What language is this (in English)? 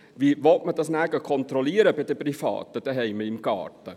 Swiss German